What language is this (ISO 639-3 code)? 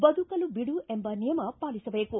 kan